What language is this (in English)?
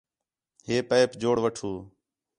Khetrani